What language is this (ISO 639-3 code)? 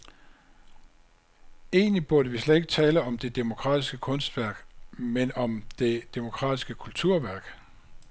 dan